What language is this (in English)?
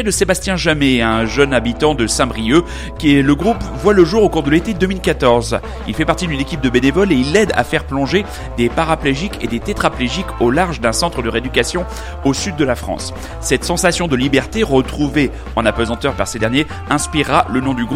French